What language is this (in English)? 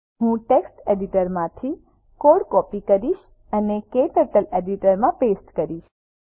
Gujarati